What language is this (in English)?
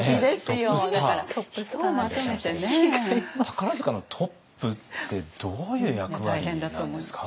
Japanese